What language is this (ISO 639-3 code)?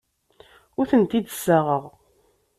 kab